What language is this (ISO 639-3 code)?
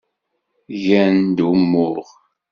kab